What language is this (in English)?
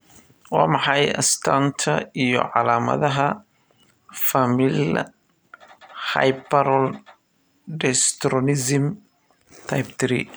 Somali